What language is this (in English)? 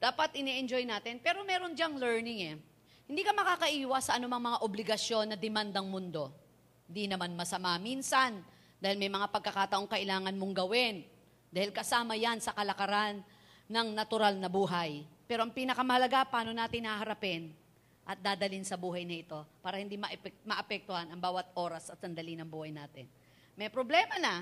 Filipino